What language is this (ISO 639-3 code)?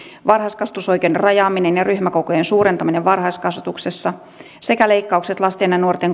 fin